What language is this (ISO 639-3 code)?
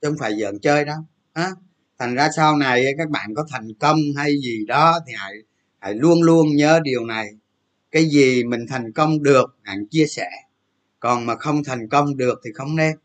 vie